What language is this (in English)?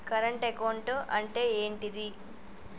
Telugu